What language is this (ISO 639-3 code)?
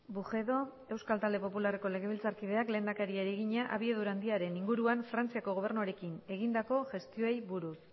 eus